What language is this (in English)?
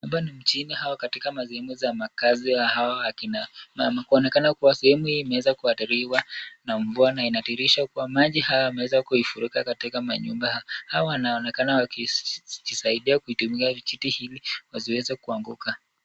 Swahili